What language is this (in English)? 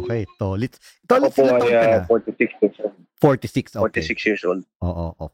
Filipino